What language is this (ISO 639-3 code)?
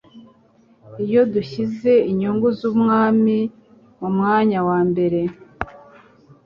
kin